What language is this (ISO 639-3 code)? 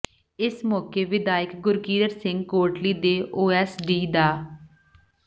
pan